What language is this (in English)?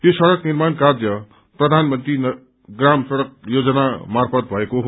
Nepali